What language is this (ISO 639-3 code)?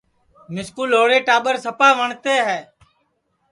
ssi